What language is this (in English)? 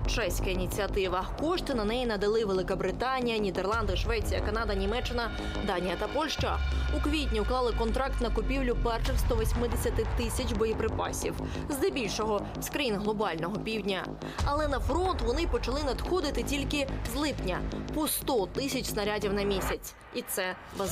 Ukrainian